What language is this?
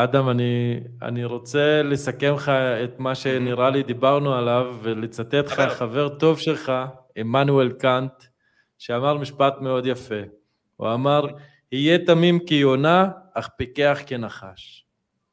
Hebrew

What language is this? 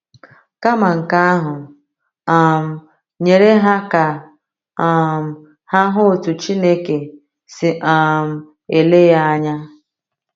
Igbo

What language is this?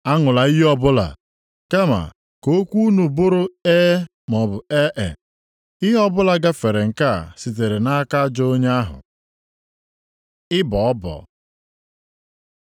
Igbo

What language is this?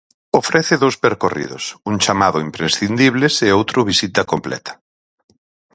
Galician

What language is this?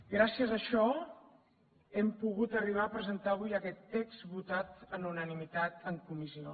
Catalan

